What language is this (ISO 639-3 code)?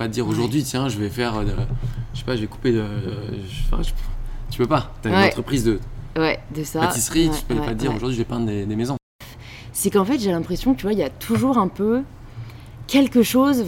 fra